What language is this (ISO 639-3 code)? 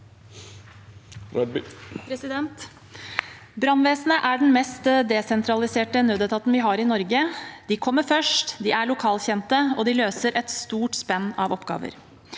nor